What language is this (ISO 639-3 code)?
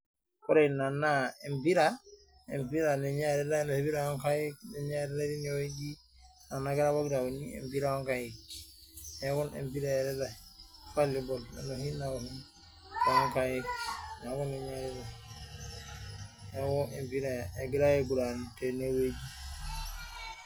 mas